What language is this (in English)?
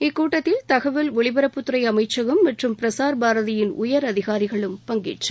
Tamil